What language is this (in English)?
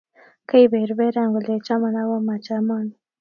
Kalenjin